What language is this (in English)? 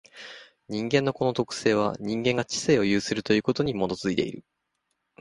Japanese